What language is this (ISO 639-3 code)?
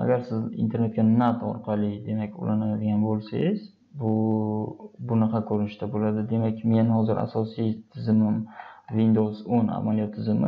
tur